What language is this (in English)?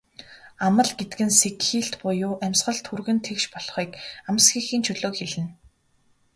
Mongolian